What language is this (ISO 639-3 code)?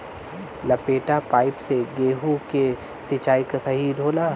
bho